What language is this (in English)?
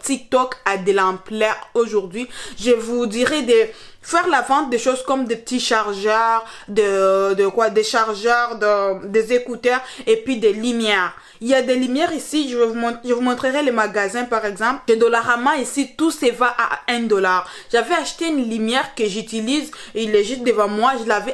French